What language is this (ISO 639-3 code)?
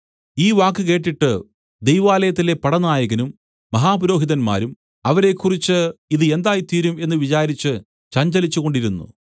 mal